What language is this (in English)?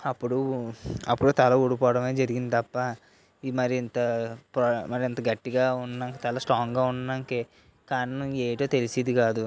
Telugu